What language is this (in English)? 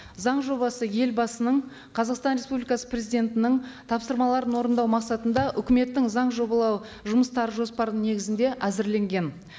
Kazakh